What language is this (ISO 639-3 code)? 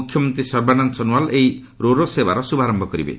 ori